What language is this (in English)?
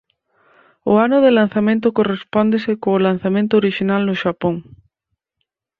Galician